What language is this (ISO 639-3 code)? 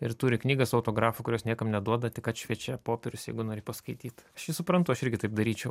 lit